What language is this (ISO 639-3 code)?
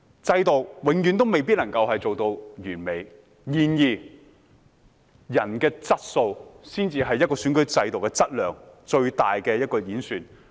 yue